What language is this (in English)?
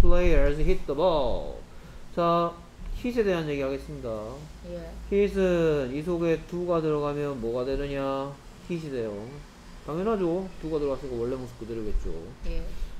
Korean